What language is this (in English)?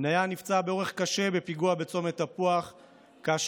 Hebrew